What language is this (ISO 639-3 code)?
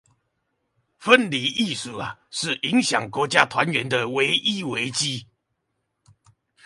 zho